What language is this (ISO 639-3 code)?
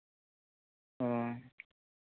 sat